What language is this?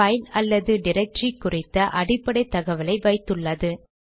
Tamil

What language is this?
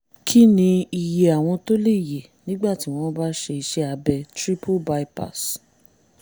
Yoruba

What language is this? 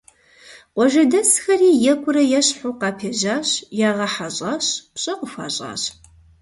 Kabardian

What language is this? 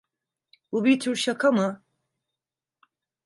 Turkish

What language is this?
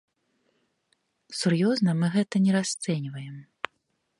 Belarusian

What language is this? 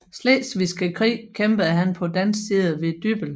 Danish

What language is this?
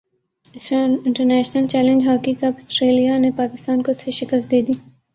Urdu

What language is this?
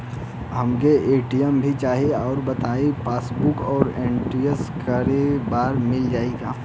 Bhojpuri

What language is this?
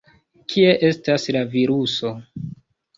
Esperanto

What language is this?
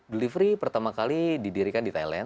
Indonesian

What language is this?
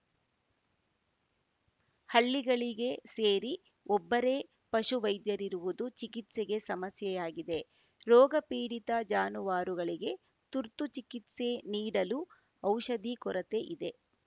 Kannada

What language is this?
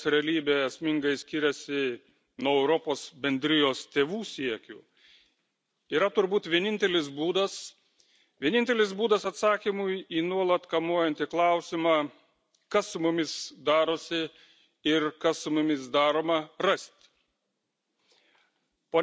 Lithuanian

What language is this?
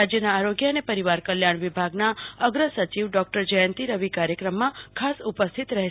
Gujarati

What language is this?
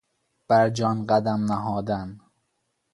Persian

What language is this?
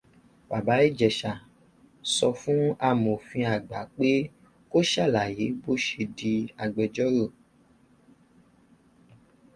Yoruba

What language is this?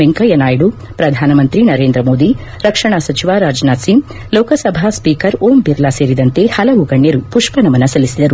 Kannada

